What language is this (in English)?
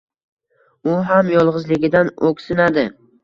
Uzbek